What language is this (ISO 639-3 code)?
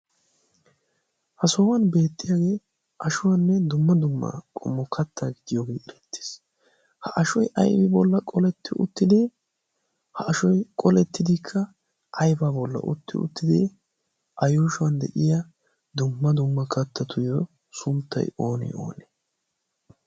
wal